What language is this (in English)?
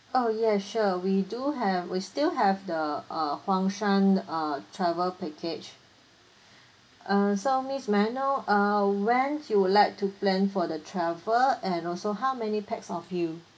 English